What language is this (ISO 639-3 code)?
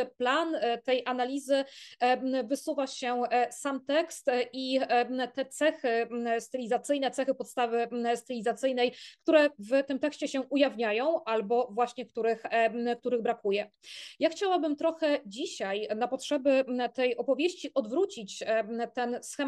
pol